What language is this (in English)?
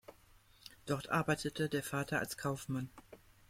German